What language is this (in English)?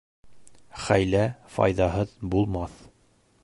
Bashkir